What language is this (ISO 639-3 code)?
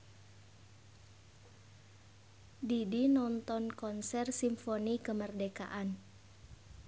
sun